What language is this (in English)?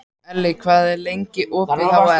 Icelandic